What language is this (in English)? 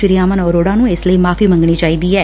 Punjabi